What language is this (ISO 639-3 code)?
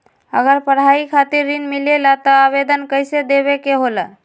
mag